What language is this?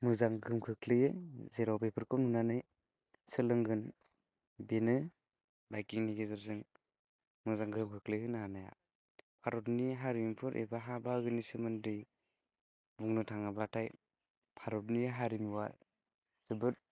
Bodo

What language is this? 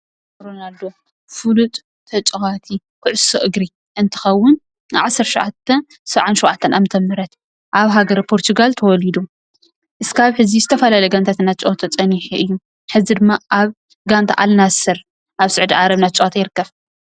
Tigrinya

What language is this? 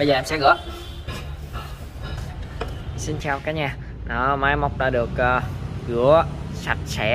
Vietnamese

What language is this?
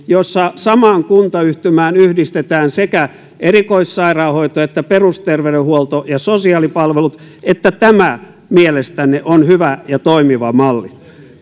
Finnish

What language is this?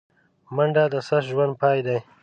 Pashto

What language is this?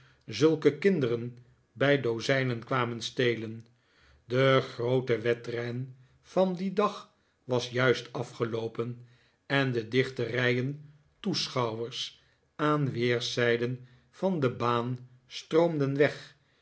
Dutch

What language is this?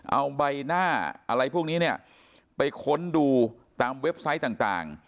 Thai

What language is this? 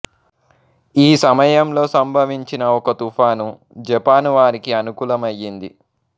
Telugu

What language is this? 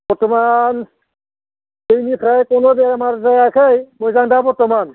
Bodo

